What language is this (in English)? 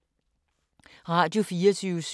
Danish